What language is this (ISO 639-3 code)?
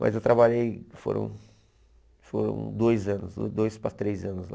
por